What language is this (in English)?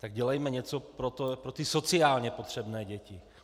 Czech